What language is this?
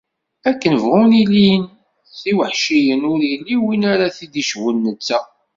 Kabyle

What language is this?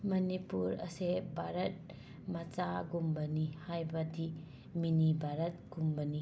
Manipuri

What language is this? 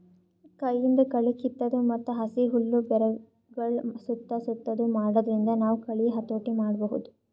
Kannada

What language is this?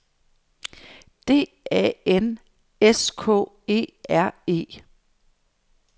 Danish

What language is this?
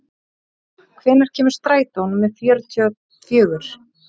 Icelandic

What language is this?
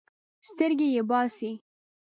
Pashto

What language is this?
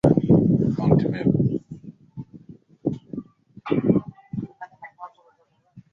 Swahili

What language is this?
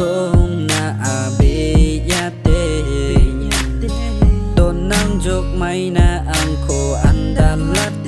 Thai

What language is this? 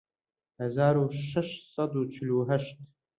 Central Kurdish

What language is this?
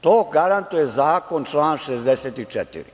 Serbian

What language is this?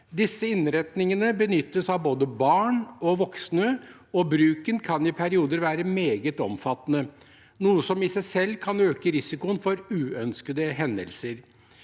Norwegian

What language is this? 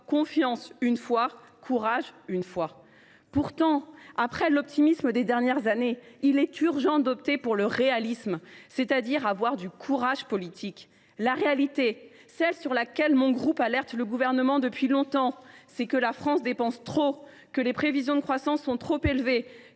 French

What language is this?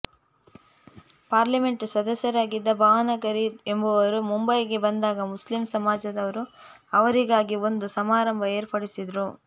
Kannada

